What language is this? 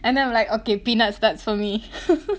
English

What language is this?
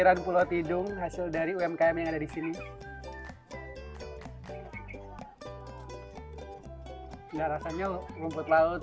Indonesian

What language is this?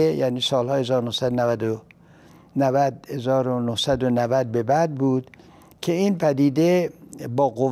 Persian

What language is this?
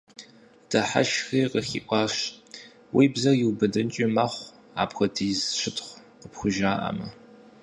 Kabardian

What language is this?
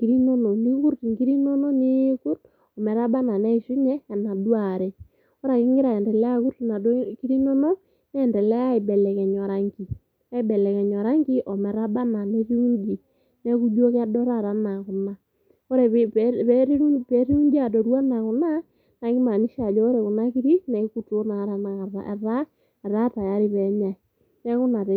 Masai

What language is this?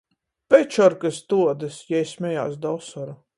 Latgalian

